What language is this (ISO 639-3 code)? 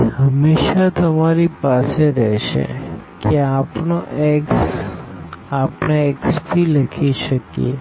guj